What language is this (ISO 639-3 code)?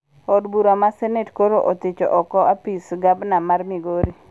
luo